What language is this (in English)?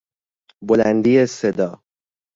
Persian